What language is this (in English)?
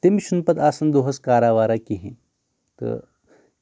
Kashmiri